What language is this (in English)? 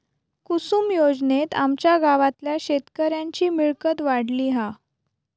Marathi